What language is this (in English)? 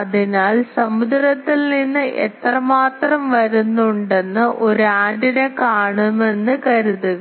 Malayalam